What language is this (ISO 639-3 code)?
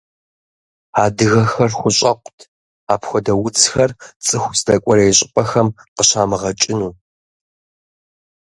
kbd